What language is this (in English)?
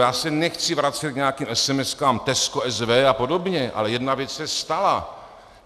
Czech